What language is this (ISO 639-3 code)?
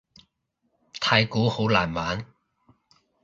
yue